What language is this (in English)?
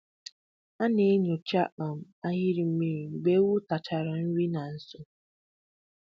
Igbo